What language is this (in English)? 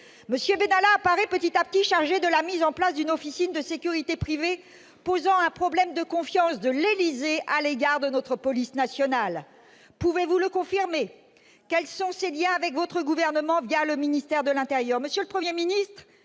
French